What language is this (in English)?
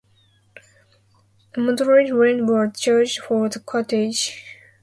English